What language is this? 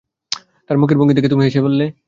Bangla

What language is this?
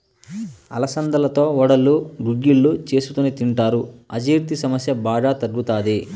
Telugu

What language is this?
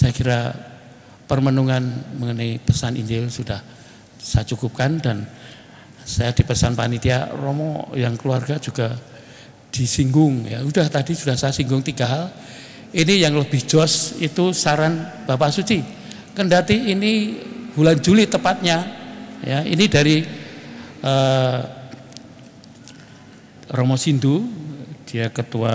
Indonesian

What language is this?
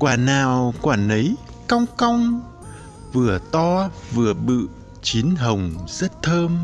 Vietnamese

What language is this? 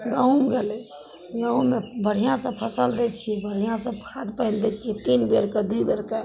Maithili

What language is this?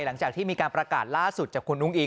Thai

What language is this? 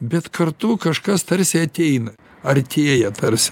Lithuanian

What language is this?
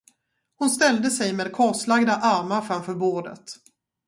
Swedish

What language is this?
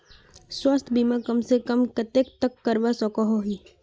Magahi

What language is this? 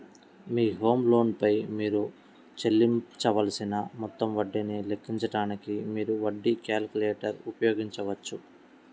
Telugu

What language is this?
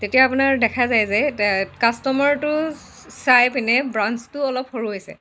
Assamese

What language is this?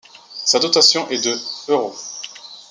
French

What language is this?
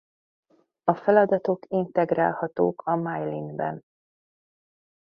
Hungarian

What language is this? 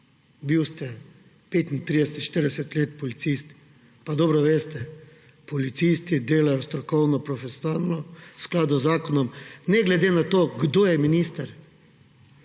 Slovenian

